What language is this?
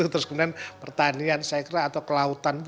Indonesian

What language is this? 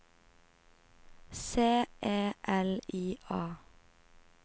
Norwegian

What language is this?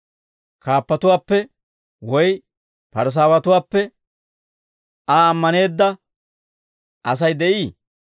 Dawro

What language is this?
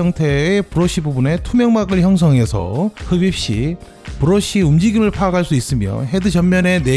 Korean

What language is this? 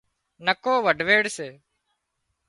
Wadiyara Koli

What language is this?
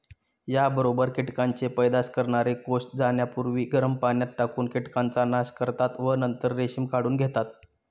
Marathi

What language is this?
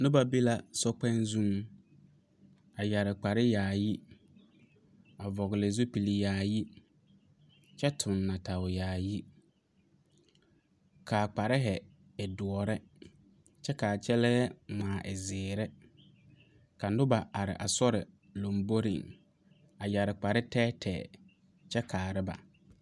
Southern Dagaare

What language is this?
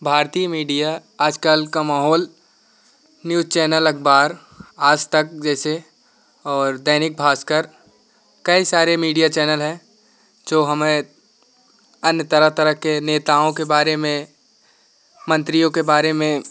Hindi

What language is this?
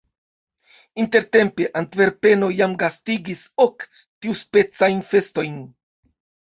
Esperanto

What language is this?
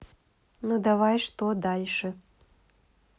Russian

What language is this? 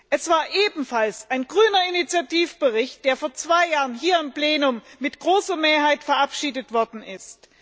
German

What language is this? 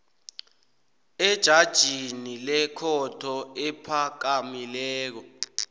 South Ndebele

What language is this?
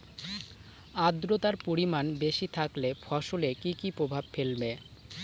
Bangla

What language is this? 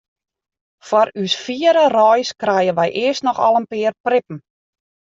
Western Frisian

